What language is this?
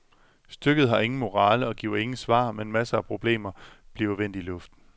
Danish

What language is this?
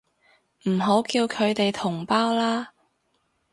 Cantonese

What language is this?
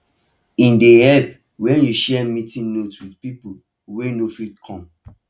Nigerian Pidgin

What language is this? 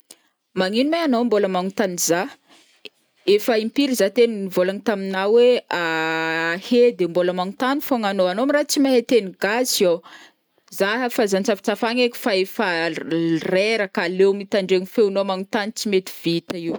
Northern Betsimisaraka Malagasy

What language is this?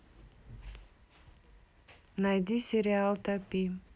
Russian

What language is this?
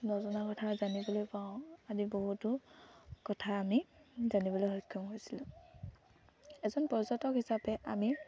Assamese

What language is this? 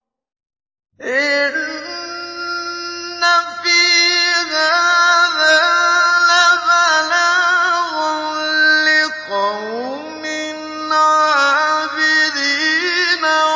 Arabic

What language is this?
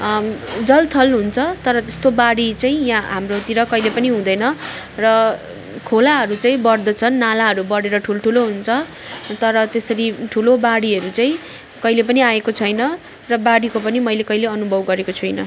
Nepali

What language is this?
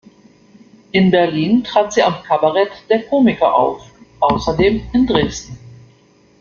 German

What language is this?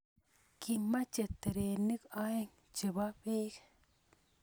Kalenjin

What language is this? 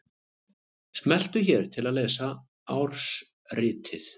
Icelandic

